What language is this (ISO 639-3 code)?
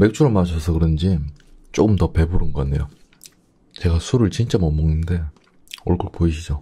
kor